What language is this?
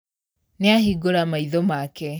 Kikuyu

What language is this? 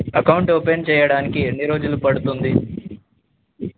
Telugu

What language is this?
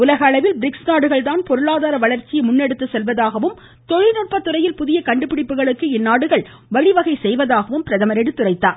Tamil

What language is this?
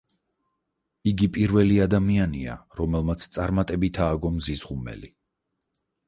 Georgian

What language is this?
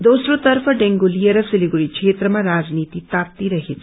Nepali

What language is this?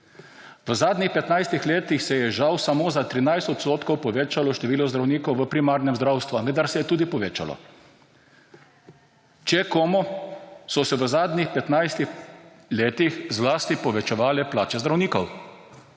Slovenian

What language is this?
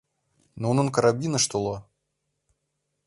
Mari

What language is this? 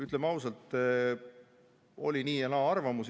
Estonian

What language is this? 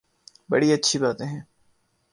Urdu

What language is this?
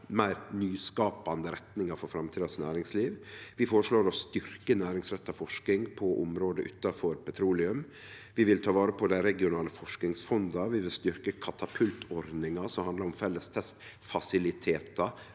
Norwegian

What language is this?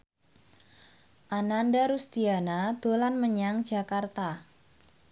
Javanese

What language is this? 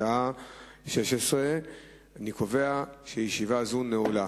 Hebrew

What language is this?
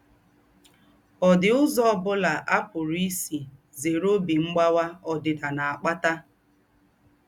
Igbo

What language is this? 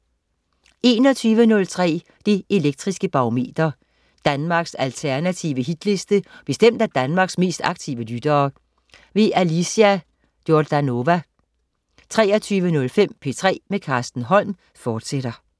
Danish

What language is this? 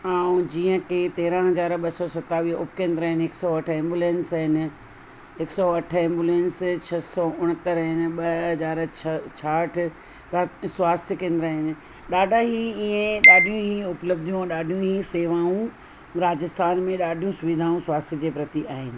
Sindhi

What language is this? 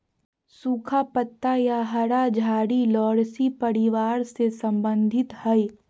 Magahi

